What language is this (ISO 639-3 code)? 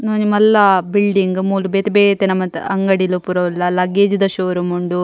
tcy